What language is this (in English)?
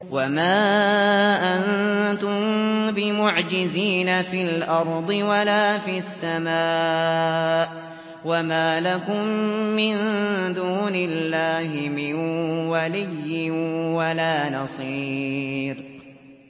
Arabic